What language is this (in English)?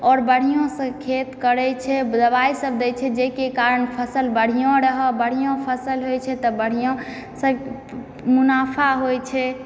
Maithili